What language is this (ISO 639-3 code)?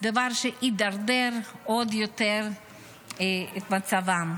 heb